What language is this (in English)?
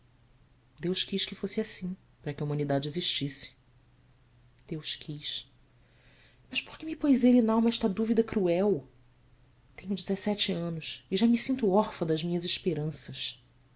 Portuguese